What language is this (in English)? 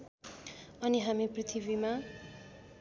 Nepali